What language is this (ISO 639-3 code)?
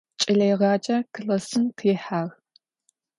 ady